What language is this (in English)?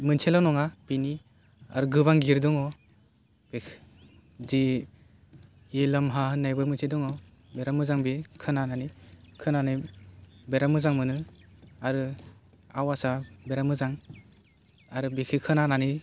Bodo